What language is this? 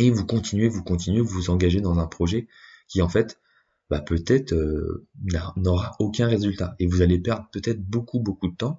French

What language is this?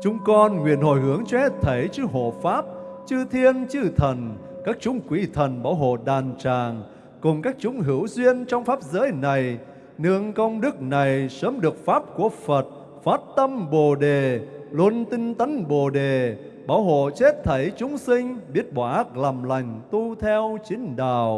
Vietnamese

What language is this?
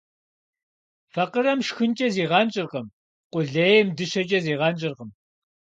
Kabardian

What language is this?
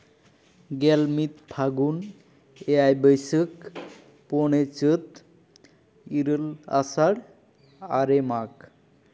Santali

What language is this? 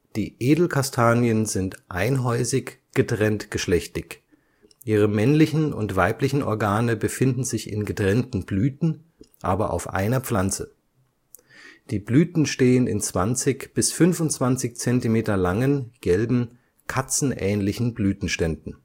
German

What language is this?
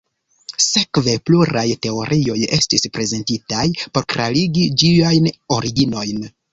Esperanto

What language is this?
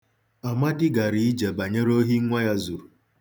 Igbo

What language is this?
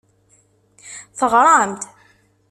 Kabyle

